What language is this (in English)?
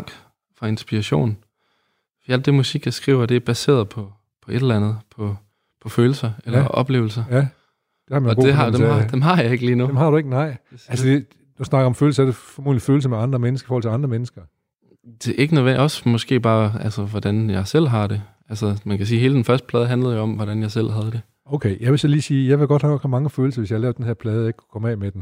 Danish